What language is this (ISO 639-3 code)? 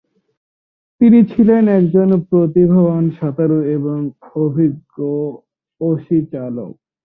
ben